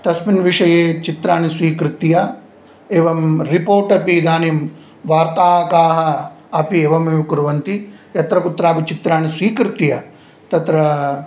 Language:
Sanskrit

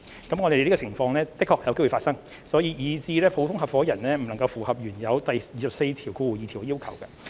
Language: Cantonese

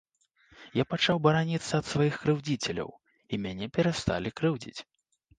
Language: Belarusian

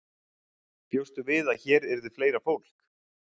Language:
Icelandic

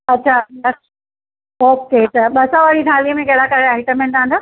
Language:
Sindhi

